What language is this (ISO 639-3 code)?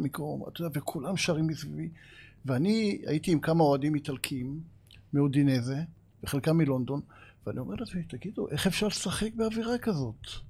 heb